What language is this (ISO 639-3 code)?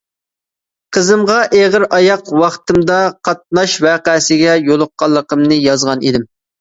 uig